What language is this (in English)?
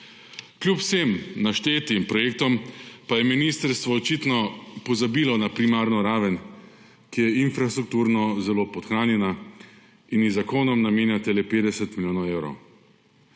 Slovenian